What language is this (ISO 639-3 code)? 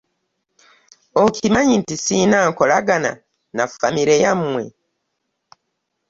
lug